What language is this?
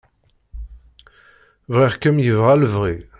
Kabyle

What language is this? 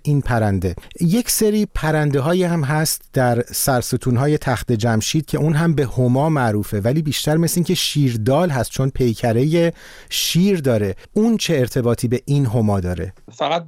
Persian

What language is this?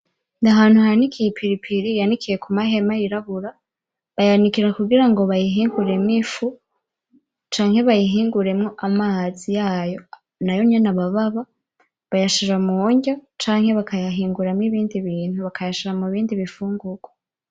Rundi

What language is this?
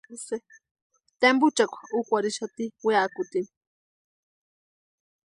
Western Highland Purepecha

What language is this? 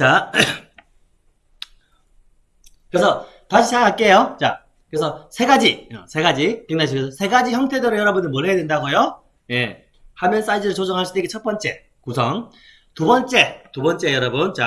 Korean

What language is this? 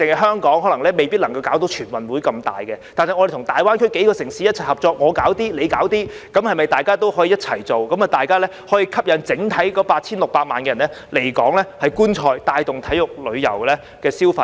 Cantonese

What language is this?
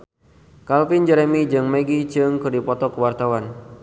Sundanese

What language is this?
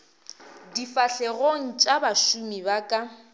Northern Sotho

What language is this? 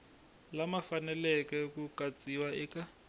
Tsonga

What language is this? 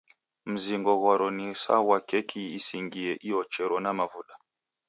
Taita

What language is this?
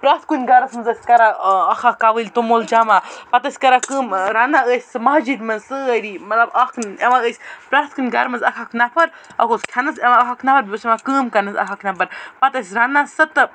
Kashmiri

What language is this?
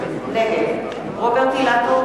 Hebrew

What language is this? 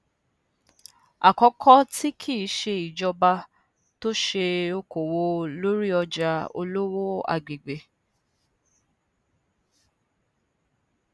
Yoruba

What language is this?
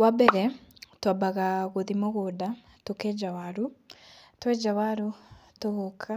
Kikuyu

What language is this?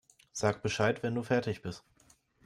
German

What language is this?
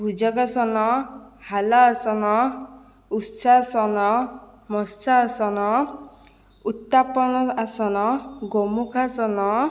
Odia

